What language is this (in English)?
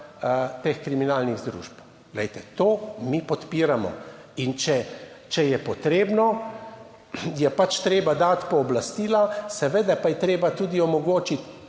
Slovenian